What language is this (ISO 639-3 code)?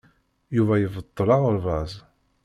kab